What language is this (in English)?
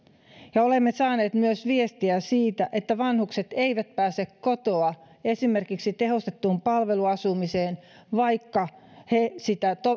Finnish